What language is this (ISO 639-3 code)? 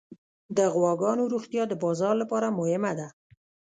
pus